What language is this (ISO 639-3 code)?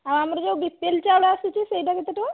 ori